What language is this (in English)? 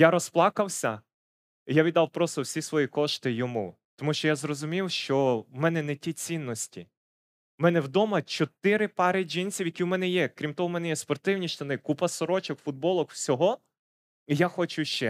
Ukrainian